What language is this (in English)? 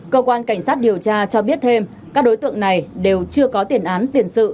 Vietnamese